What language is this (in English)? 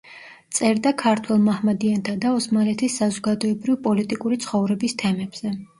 Georgian